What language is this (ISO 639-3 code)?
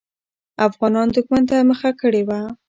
pus